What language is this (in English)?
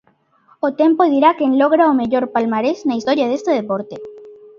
Galician